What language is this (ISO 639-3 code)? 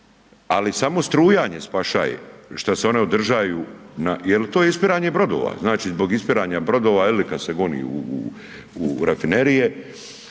hrv